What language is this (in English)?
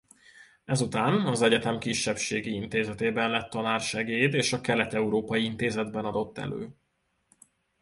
Hungarian